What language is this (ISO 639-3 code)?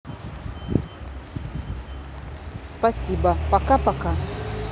rus